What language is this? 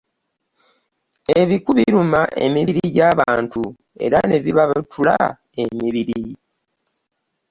Ganda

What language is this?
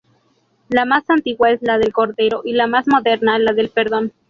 Spanish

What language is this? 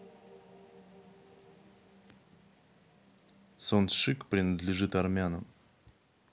Russian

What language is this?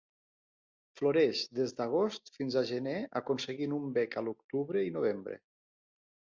Catalan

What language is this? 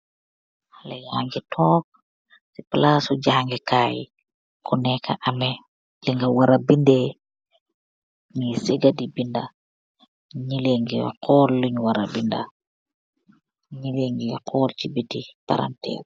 Wolof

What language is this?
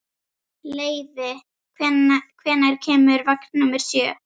Icelandic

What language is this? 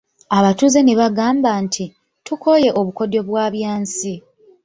Ganda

